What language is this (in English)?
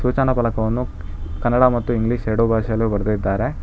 Kannada